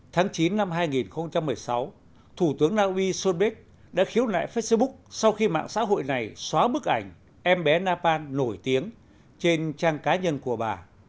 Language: Vietnamese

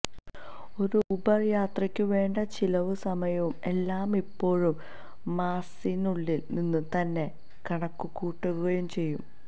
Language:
Malayalam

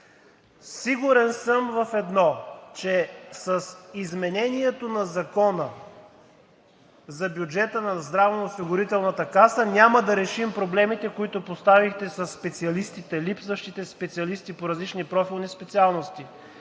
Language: Bulgarian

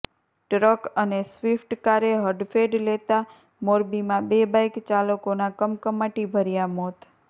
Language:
Gujarati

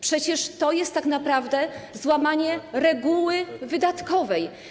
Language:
Polish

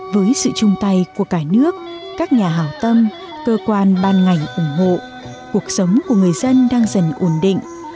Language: Vietnamese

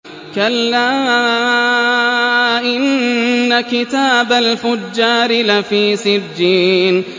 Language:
Arabic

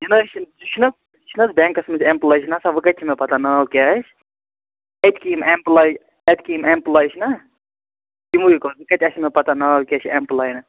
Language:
Kashmiri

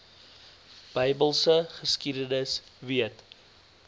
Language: Afrikaans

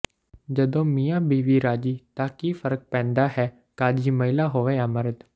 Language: Punjabi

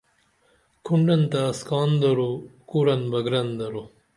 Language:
Dameli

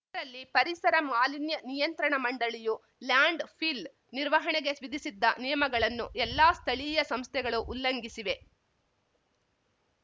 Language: Kannada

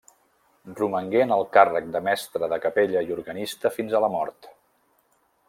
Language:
Catalan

